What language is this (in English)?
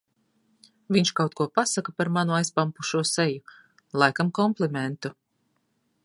Latvian